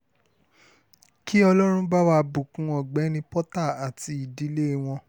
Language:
Yoruba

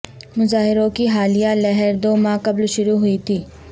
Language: Urdu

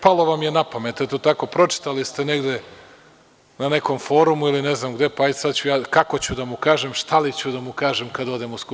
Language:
Serbian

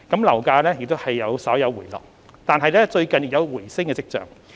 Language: Cantonese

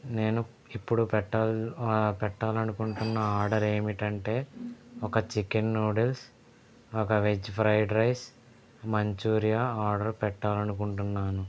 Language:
Telugu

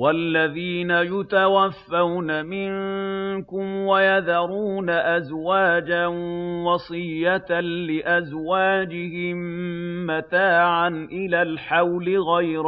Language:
Arabic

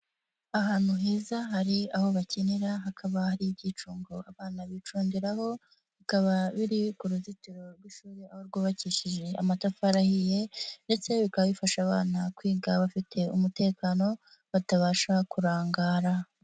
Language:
Kinyarwanda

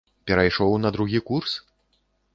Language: Belarusian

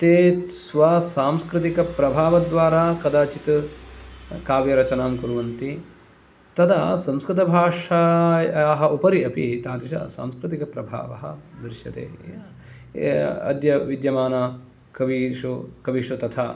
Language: Sanskrit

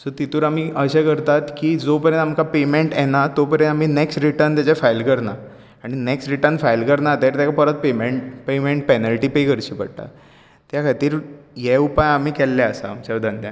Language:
Konkani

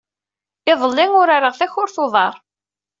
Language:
Kabyle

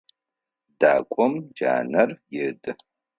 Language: Adyghe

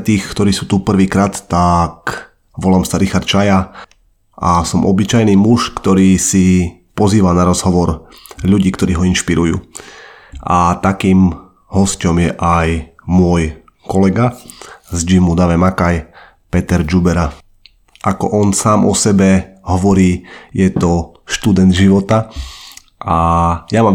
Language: Slovak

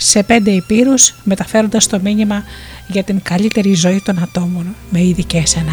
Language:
Greek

